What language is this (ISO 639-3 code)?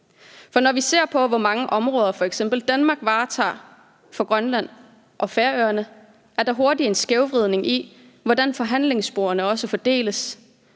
dan